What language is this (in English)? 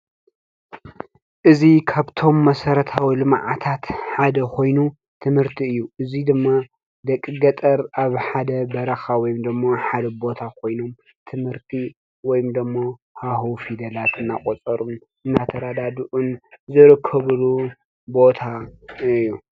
Tigrinya